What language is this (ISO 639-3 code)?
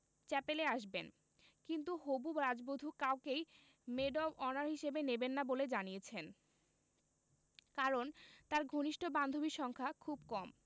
ben